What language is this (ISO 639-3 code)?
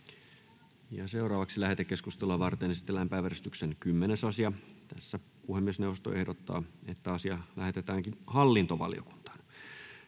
fin